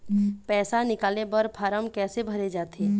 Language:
Chhattisgarhi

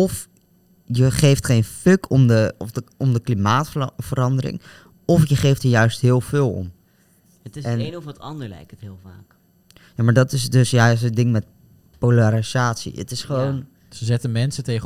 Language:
Dutch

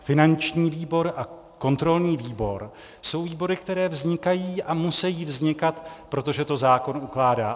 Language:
Czech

